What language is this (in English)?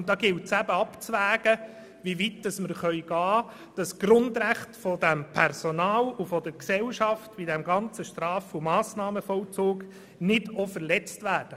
Swiss German